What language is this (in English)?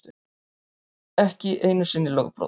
Icelandic